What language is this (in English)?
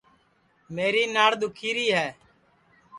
Sansi